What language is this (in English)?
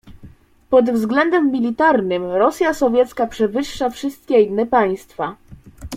Polish